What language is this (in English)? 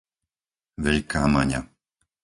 Slovak